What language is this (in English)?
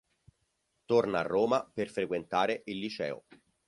Italian